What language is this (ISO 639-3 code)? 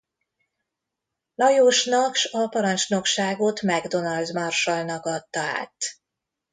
hun